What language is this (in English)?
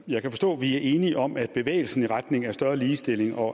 Danish